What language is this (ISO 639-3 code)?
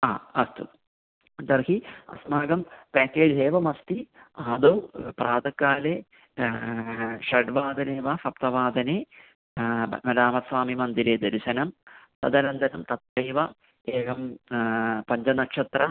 san